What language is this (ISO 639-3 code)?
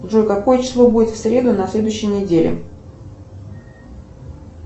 rus